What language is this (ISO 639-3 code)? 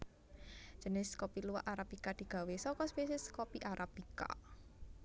jav